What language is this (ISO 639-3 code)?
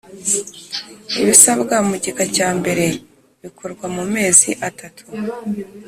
kin